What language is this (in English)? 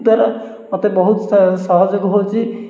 Odia